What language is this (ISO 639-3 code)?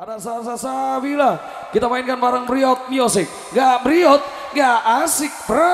ind